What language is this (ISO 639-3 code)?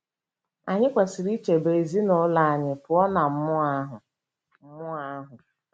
ibo